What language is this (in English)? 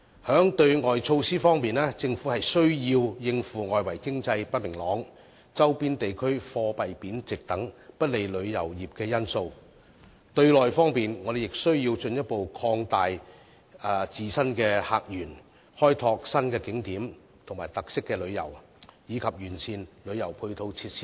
Cantonese